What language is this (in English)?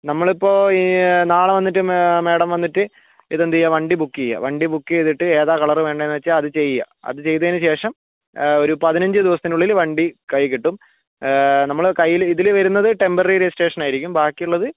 Malayalam